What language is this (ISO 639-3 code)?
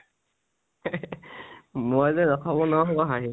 asm